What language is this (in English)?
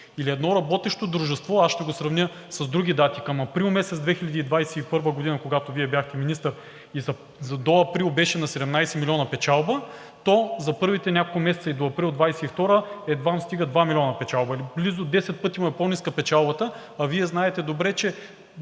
Bulgarian